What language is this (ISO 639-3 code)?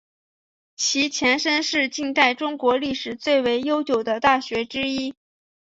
zho